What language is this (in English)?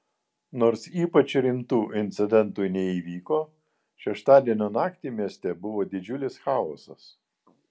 Lithuanian